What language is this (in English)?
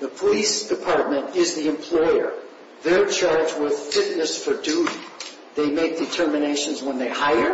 English